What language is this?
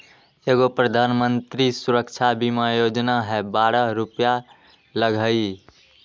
Magahi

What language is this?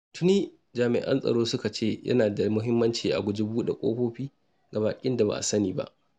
Hausa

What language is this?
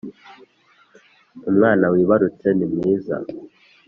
Kinyarwanda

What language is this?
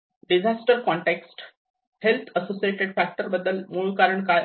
Marathi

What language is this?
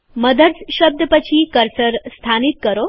Gujarati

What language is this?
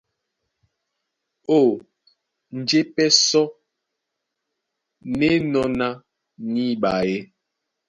Duala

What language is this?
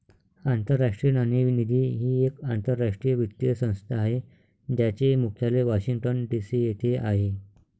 Marathi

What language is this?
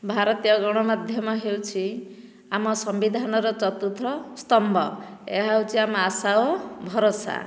Odia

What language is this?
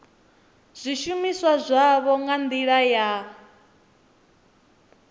Venda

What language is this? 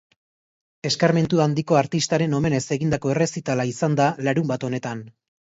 Basque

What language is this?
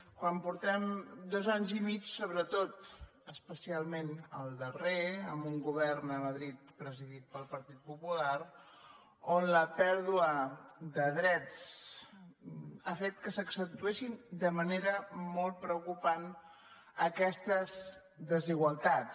Catalan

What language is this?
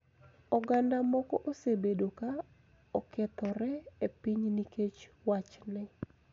Luo (Kenya and Tanzania)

